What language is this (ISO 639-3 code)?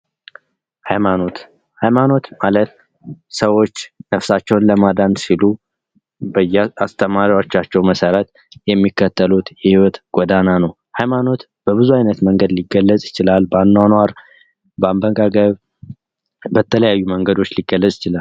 amh